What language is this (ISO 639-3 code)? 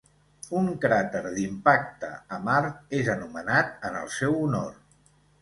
cat